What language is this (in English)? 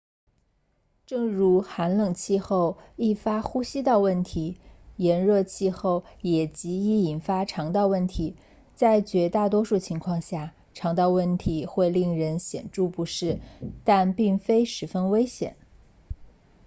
Chinese